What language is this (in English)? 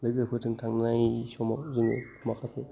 Bodo